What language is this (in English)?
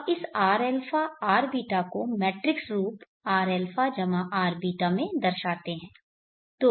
Hindi